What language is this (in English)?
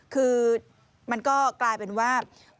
Thai